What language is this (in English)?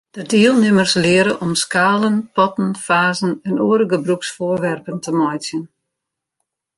Western Frisian